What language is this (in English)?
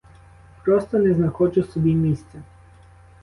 Ukrainian